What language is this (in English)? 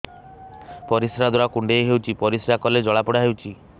Odia